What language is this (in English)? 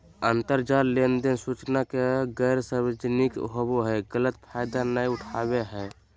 Magahi